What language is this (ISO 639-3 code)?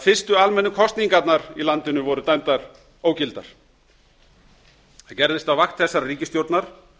isl